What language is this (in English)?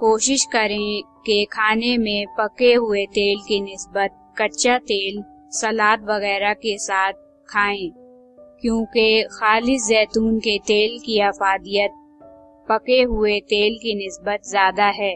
Hindi